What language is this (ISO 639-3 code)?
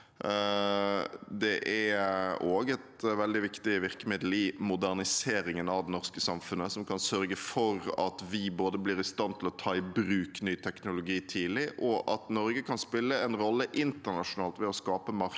nor